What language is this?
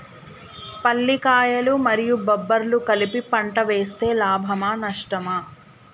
Telugu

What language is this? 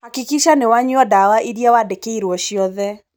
Kikuyu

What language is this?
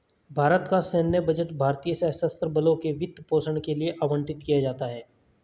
Hindi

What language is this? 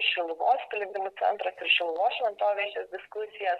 Lithuanian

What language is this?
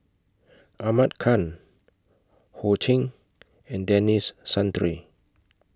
English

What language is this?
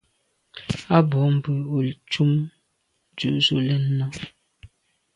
Medumba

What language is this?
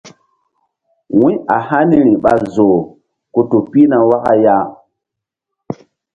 Mbum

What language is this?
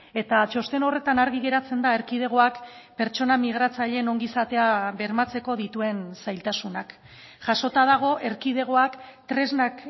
Basque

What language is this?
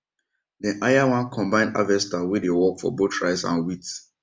Nigerian Pidgin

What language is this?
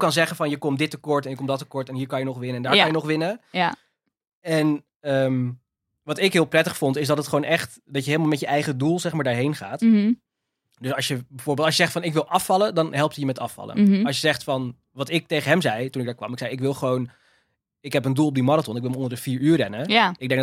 Dutch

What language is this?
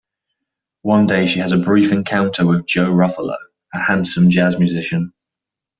English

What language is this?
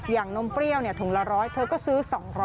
Thai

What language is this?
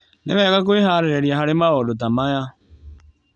Kikuyu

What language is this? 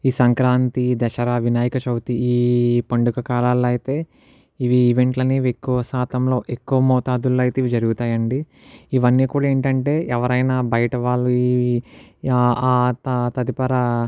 Telugu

